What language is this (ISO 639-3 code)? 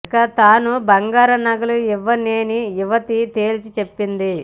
tel